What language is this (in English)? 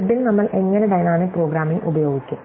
Malayalam